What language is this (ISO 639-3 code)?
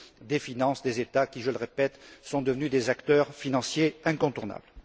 fra